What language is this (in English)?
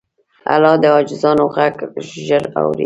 Pashto